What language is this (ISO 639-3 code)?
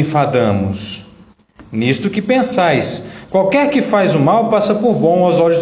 por